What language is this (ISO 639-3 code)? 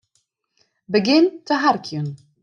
fry